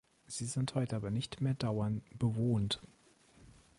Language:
German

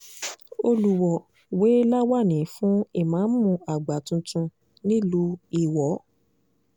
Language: Yoruba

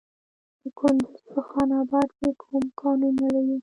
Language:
Pashto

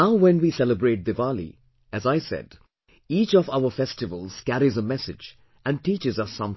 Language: English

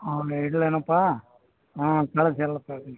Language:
Kannada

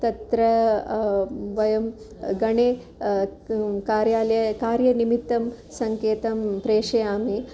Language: Sanskrit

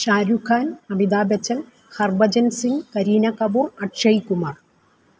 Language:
Malayalam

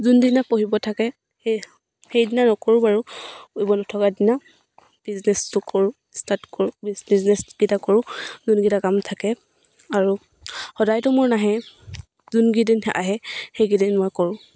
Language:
Assamese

